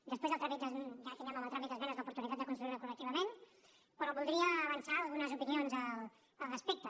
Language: Catalan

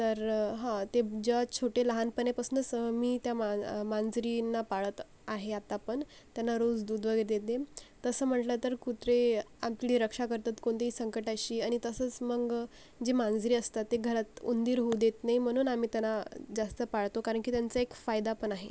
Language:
Marathi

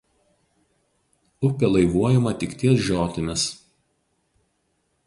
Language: Lithuanian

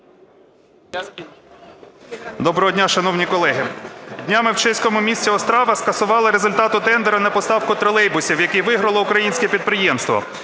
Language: Ukrainian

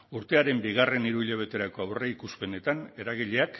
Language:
Basque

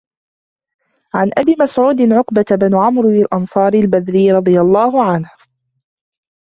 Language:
Arabic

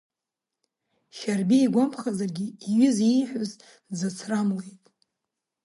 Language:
Abkhazian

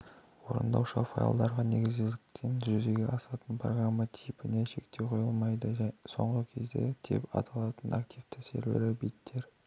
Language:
Kazakh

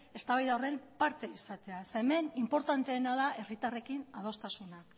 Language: Basque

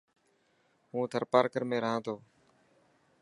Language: Dhatki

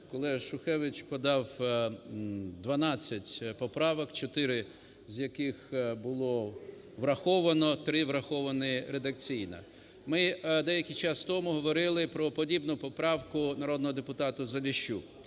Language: Ukrainian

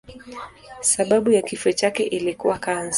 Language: Swahili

